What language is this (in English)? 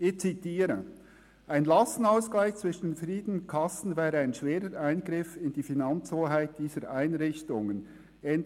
Swiss German